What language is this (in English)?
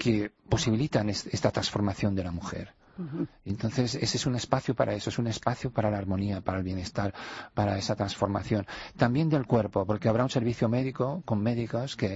Spanish